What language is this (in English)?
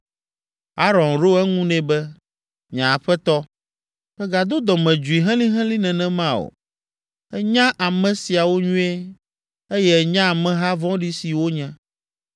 Ewe